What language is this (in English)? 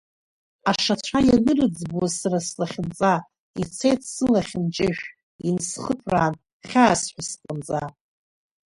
Abkhazian